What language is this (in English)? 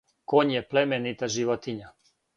Serbian